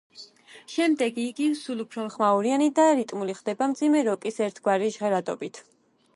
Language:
Georgian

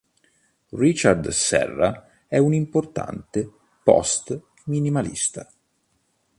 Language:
Italian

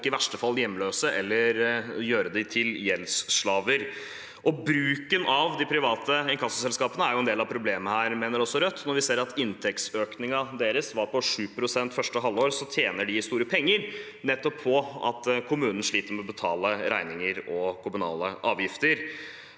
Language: Norwegian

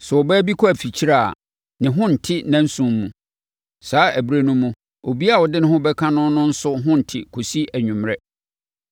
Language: Akan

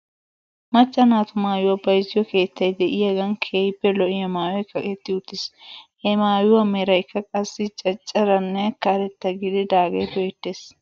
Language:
Wolaytta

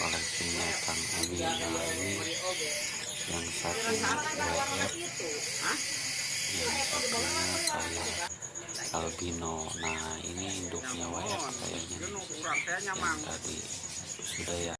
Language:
Indonesian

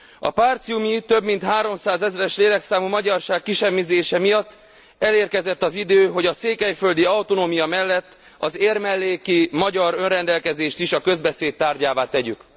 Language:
Hungarian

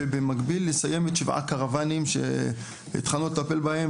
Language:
Hebrew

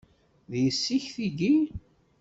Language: Kabyle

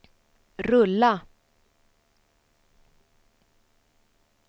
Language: Swedish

